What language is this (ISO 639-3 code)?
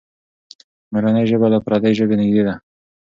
pus